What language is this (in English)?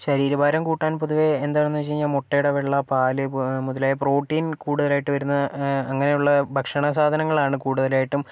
Malayalam